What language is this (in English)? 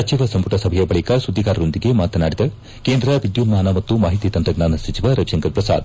Kannada